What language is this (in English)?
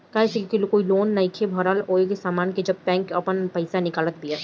Bhojpuri